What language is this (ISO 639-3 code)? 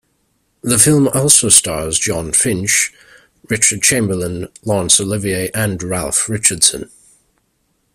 eng